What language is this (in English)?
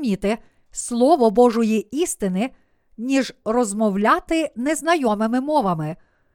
Ukrainian